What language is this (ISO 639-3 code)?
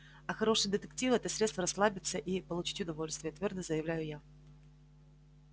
rus